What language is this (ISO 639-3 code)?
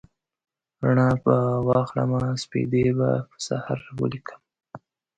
pus